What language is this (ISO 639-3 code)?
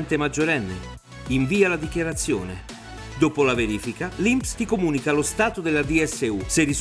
ita